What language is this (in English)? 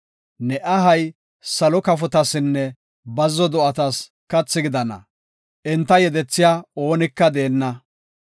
Gofa